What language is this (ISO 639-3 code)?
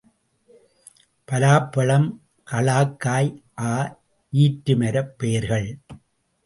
tam